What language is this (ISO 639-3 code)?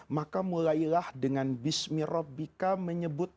ind